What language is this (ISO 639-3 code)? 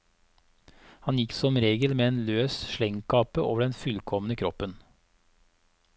nor